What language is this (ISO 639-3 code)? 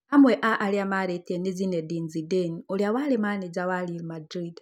kik